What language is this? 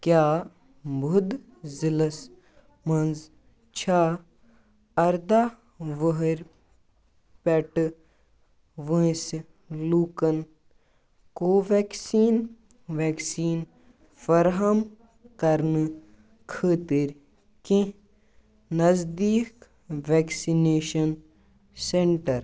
Kashmiri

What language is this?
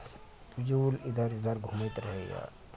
Maithili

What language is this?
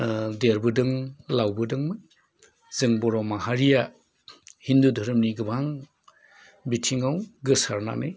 Bodo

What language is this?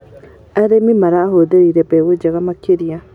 Kikuyu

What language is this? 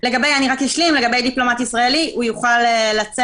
Hebrew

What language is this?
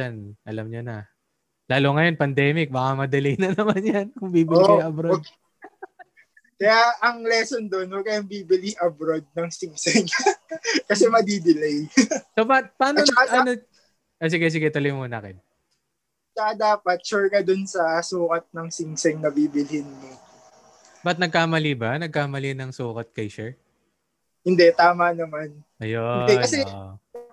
Filipino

